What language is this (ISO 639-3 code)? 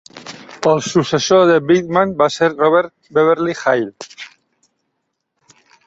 cat